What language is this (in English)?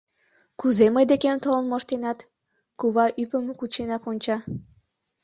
Mari